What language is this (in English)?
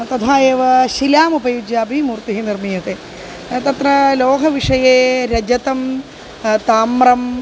Sanskrit